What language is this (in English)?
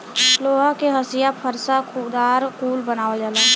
Bhojpuri